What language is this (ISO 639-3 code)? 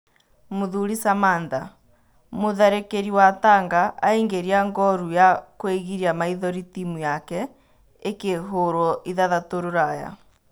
kik